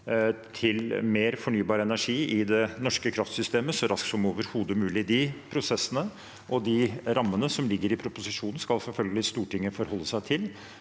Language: Norwegian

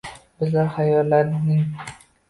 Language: Uzbek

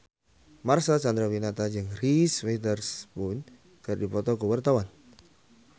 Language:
Sundanese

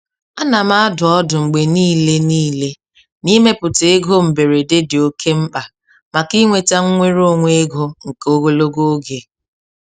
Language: Igbo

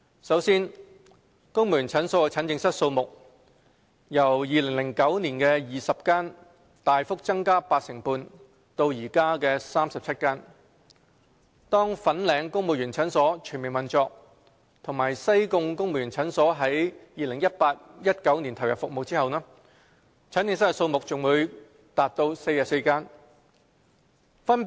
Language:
Cantonese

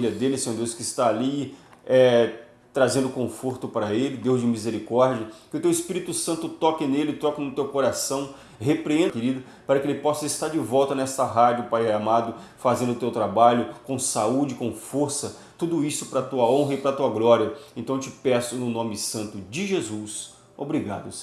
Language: Portuguese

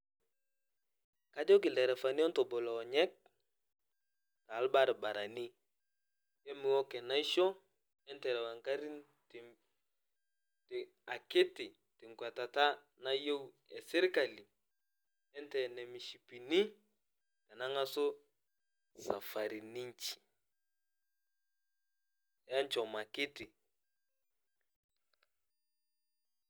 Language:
Masai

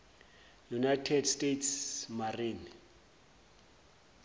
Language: Zulu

